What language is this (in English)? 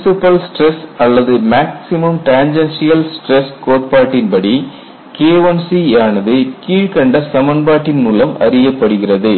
Tamil